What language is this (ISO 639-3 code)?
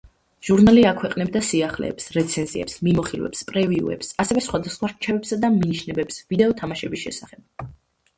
kat